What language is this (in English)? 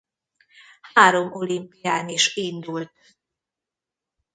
Hungarian